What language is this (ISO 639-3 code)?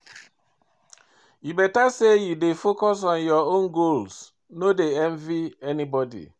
pcm